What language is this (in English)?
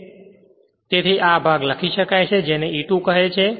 Gujarati